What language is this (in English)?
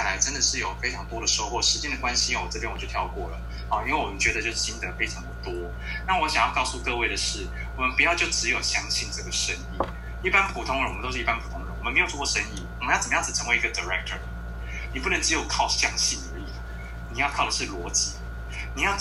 Chinese